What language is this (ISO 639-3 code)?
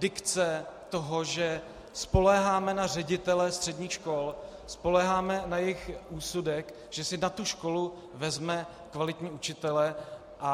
ces